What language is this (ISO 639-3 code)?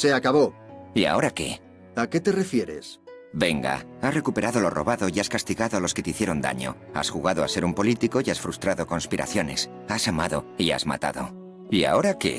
spa